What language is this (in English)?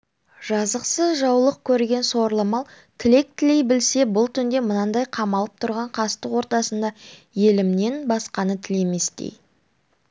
Kazakh